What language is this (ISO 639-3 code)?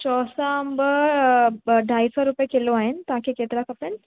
snd